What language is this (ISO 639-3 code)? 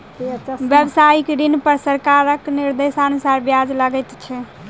mai